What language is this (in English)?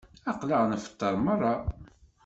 Kabyle